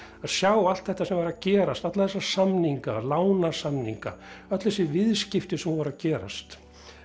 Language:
Icelandic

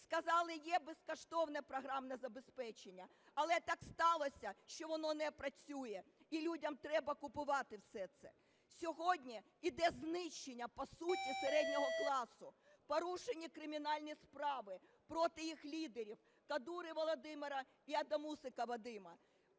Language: Ukrainian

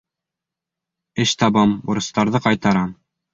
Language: Bashkir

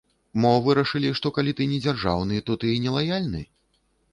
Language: Belarusian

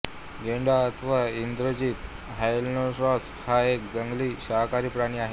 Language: Marathi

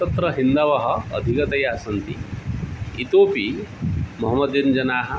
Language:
Sanskrit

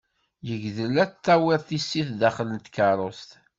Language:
Kabyle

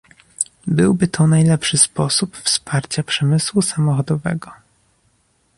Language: Polish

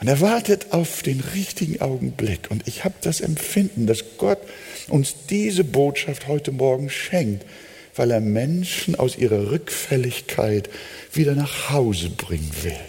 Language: German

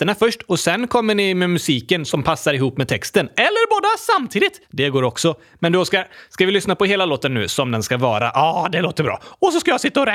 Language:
Swedish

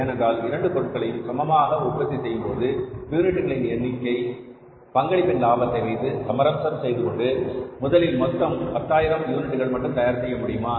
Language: Tamil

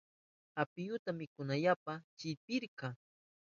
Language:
Southern Pastaza Quechua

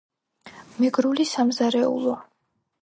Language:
Georgian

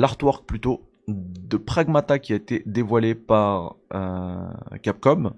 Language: French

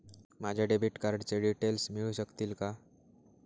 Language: Marathi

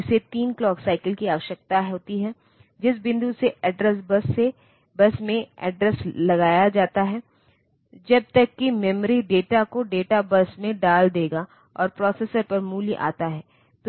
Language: Hindi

